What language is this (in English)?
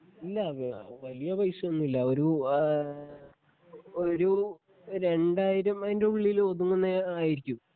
Malayalam